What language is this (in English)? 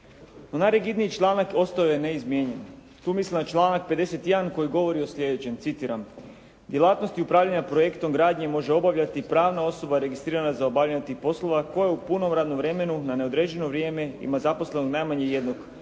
Croatian